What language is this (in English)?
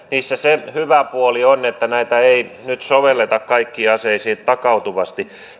Finnish